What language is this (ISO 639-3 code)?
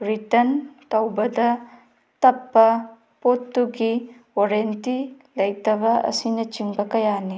mni